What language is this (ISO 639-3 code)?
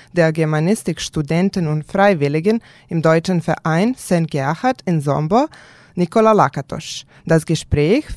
deu